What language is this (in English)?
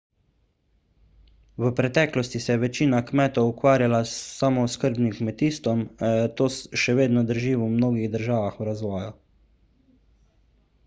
Slovenian